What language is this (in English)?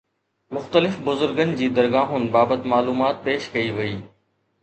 Sindhi